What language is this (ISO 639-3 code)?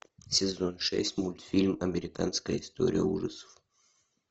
rus